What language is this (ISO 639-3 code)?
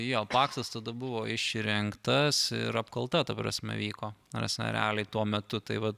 lit